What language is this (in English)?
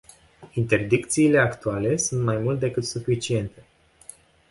Romanian